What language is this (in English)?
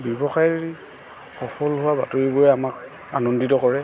Assamese